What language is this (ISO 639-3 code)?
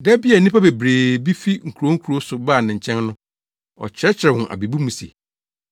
aka